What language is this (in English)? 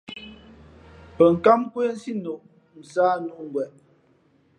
Fe'fe'